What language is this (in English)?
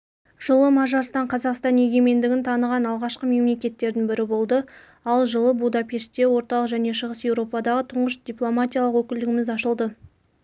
Kazakh